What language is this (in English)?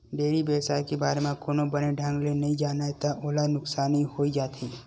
Chhattisgarhi